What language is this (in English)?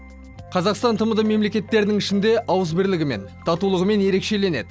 Kazakh